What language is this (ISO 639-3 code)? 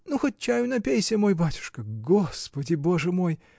rus